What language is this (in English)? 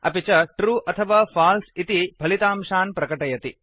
Sanskrit